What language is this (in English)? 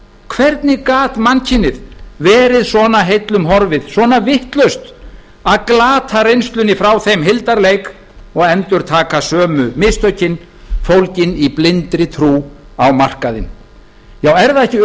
Icelandic